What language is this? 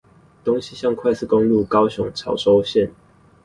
Chinese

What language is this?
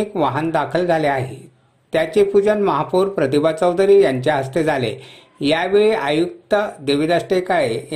Marathi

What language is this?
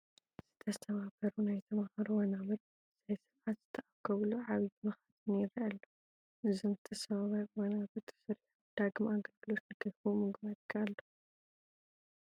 Tigrinya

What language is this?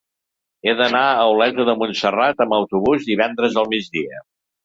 Catalan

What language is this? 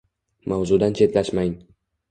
Uzbek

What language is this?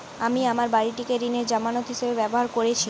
Bangla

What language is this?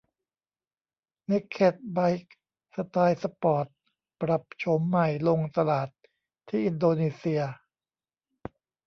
Thai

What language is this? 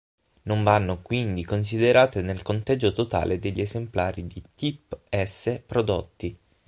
Italian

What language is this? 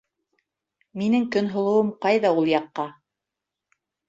Bashkir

